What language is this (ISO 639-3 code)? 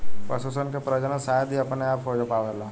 bho